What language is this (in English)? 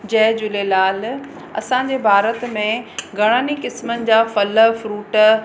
Sindhi